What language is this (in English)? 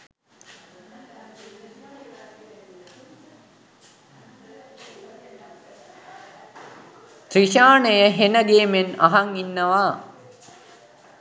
Sinhala